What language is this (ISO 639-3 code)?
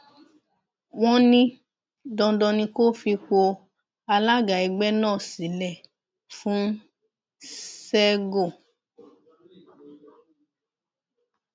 yor